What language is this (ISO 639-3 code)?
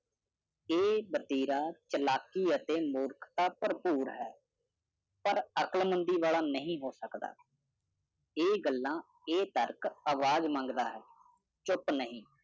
pan